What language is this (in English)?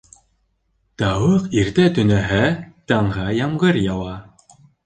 Bashkir